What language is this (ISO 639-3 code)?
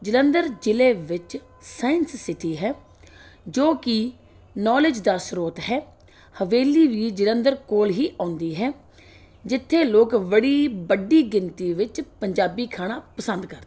pan